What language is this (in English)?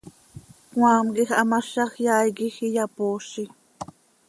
Seri